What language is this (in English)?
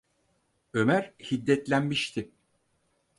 Turkish